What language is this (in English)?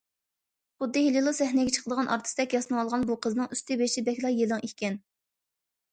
Uyghur